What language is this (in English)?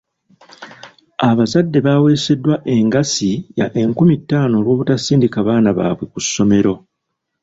Ganda